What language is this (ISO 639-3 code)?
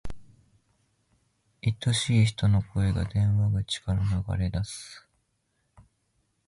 jpn